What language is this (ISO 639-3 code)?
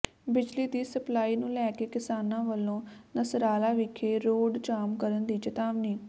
pan